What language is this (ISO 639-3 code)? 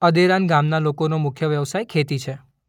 guj